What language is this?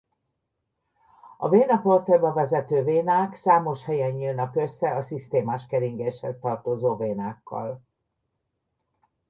Hungarian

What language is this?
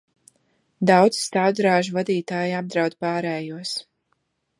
Latvian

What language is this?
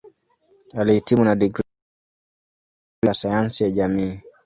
Swahili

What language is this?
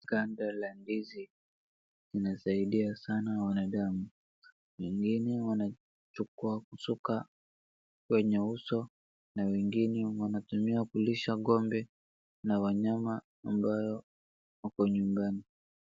Swahili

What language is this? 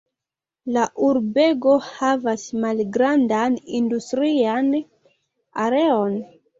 Esperanto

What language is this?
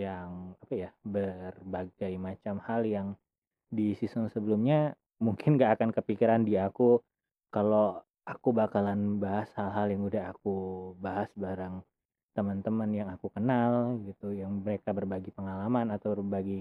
Indonesian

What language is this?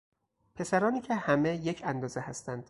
Persian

